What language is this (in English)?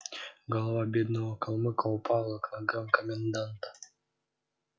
Russian